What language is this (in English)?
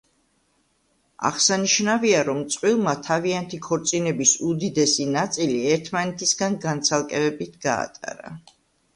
Georgian